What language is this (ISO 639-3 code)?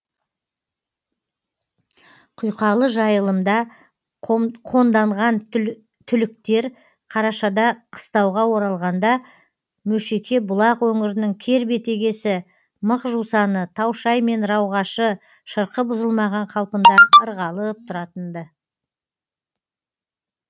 kaz